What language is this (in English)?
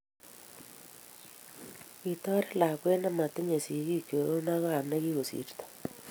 Kalenjin